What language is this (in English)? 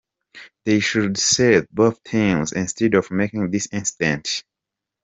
Kinyarwanda